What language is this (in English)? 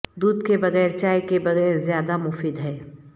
Urdu